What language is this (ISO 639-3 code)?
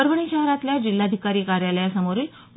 mar